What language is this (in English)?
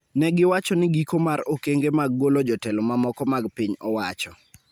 Luo (Kenya and Tanzania)